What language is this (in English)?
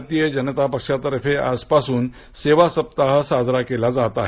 Marathi